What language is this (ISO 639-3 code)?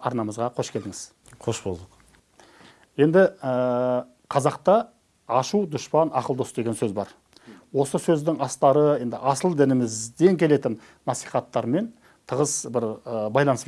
tur